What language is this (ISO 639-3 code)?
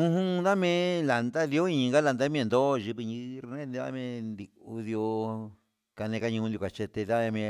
mxs